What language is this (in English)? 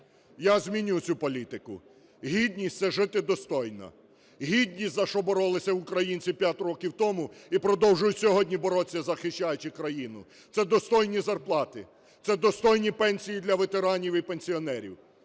Ukrainian